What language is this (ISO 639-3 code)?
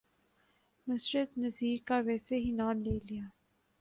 urd